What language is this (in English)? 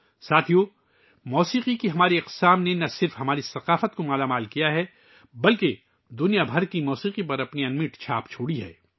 Urdu